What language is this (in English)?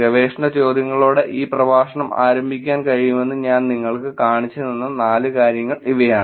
Malayalam